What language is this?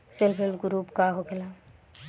Bhojpuri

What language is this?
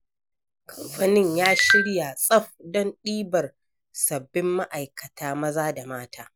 Hausa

